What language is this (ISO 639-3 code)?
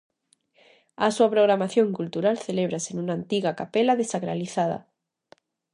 glg